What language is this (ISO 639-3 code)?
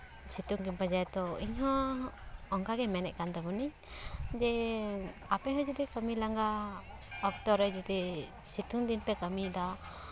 sat